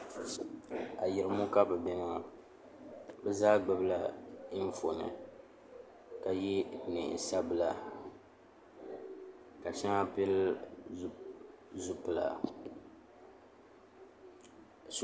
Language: Dagbani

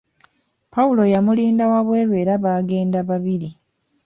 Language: Ganda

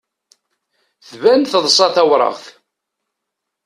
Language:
Kabyle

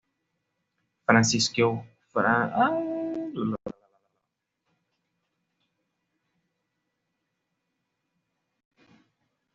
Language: Spanish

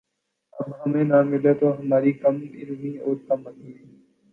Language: Urdu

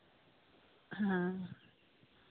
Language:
Santali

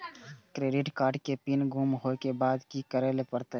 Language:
Maithili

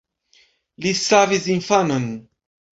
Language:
Esperanto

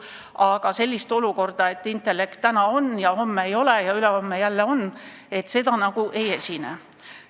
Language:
Estonian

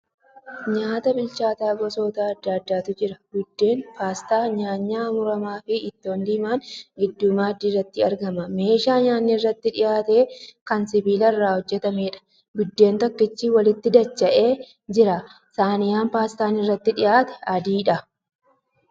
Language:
Oromo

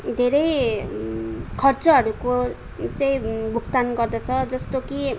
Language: Nepali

